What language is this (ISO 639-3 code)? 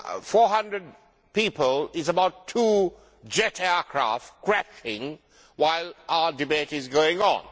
eng